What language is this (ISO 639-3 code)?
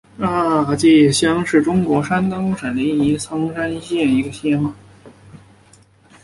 zho